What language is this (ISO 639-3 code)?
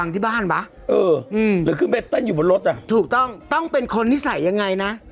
tha